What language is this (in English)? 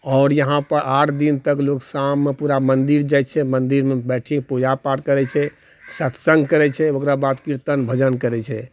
Maithili